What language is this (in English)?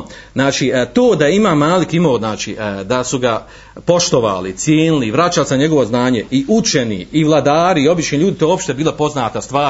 Croatian